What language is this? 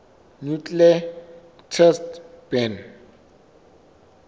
Southern Sotho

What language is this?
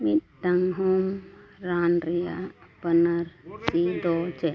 Santali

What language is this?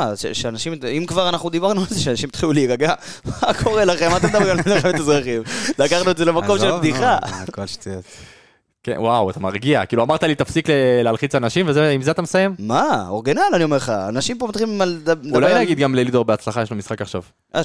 Hebrew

